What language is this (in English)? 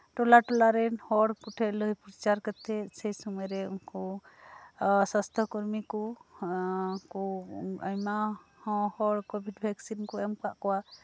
Santali